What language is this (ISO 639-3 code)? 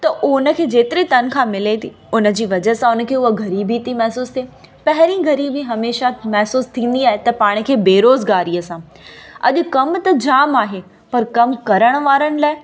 snd